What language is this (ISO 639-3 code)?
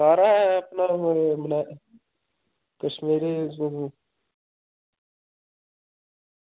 doi